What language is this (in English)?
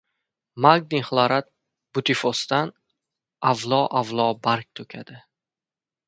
Uzbek